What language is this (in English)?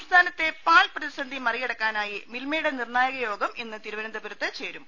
Malayalam